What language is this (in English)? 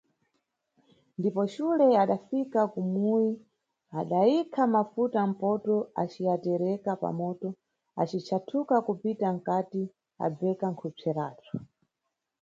Nyungwe